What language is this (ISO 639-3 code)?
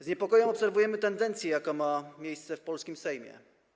pol